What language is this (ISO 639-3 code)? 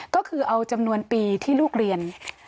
tha